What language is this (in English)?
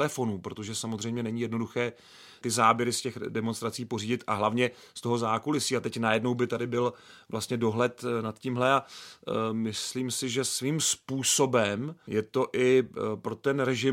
Czech